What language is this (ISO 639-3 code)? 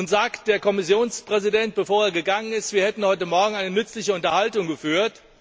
deu